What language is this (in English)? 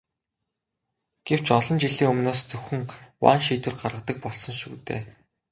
Mongolian